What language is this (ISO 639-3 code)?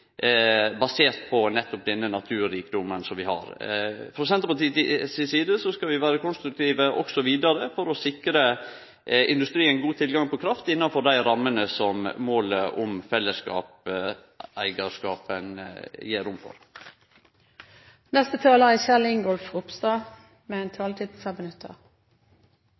nor